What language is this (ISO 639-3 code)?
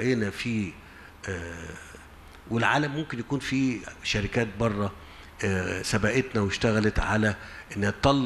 ara